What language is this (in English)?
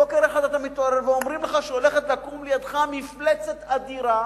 Hebrew